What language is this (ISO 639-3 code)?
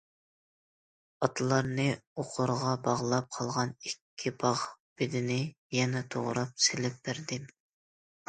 uig